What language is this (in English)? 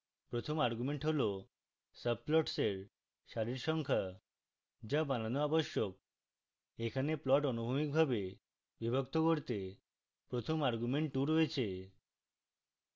Bangla